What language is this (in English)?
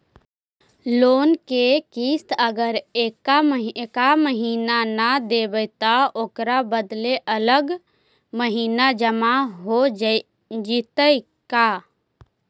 Magahi